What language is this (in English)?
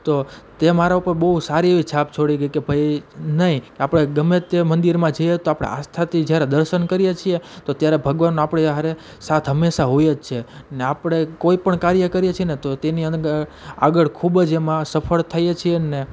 Gujarati